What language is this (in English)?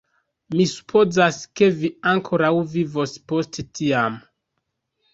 Esperanto